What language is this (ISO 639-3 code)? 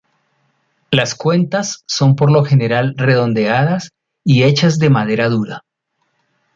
spa